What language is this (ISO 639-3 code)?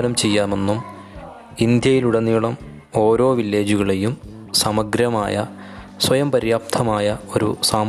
mal